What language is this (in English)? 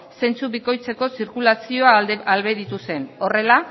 Basque